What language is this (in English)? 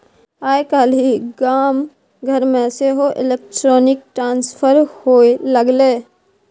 Maithili